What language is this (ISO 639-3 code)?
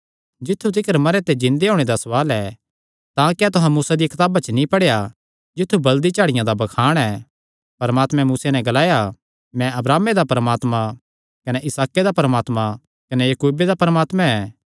xnr